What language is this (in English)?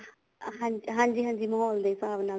Punjabi